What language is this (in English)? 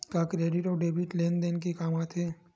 Chhattisgarhi